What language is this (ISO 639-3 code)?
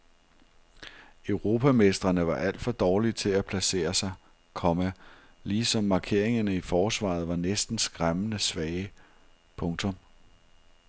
dan